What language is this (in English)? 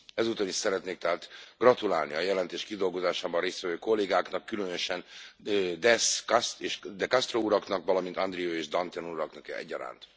Hungarian